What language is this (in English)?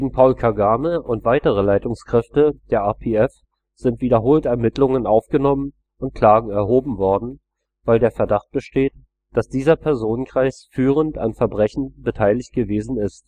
German